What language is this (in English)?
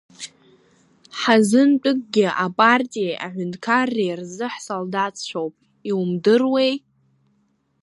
Abkhazian